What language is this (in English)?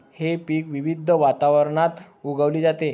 Marathi